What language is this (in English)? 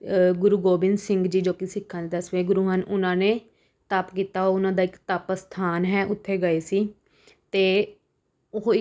Punjabi